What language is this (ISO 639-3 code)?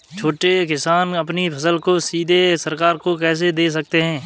hin